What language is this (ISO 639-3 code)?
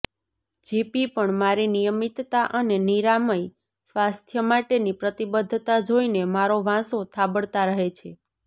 guj